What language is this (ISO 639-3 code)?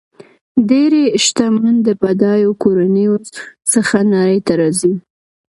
pus